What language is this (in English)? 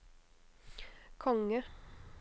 Norwegian